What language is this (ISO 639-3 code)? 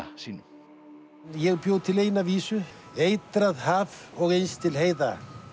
isl